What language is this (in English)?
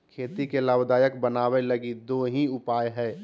Magahi